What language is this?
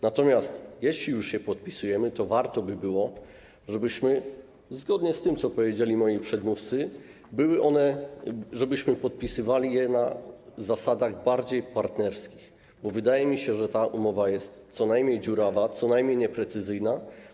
Polish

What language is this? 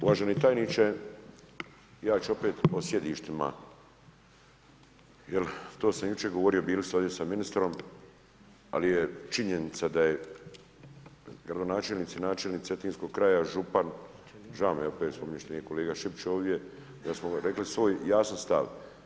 Croatian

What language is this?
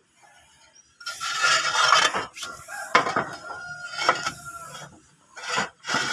Indonesian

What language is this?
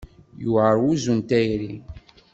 Kabyle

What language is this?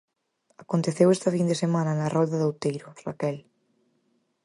Galician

